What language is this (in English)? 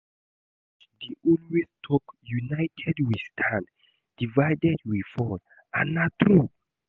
Nigerian Pidgin